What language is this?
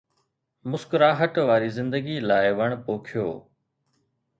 Sindhi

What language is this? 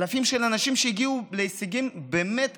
Hebrew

